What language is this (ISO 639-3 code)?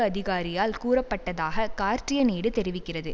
tam